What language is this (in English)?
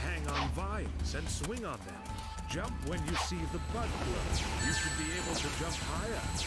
German